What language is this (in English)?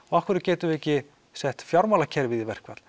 Icelandic